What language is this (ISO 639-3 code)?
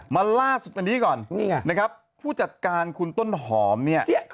tha